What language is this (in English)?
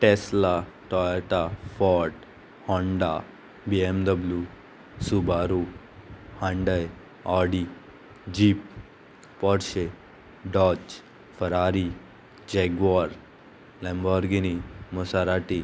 Konkani